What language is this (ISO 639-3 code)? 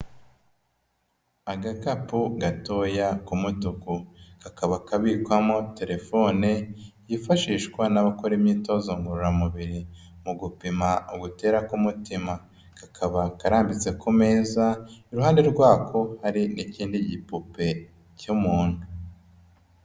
kin